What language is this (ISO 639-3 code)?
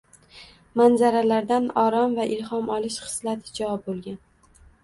uzb